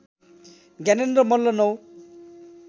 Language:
Nepali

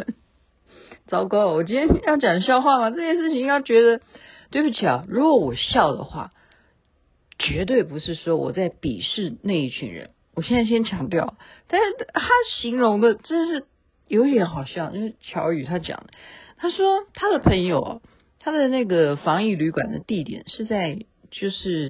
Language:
Chinese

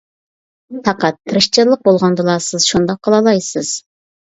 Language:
Uyghur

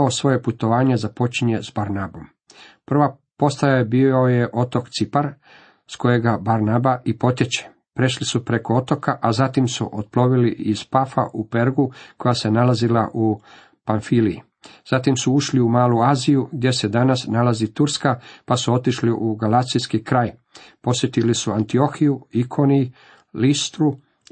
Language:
Croatian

